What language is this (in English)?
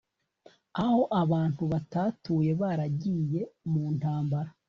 Kinyarwanda